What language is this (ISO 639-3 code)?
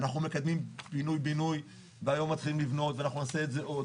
heb